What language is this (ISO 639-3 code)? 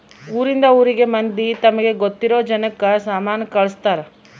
kan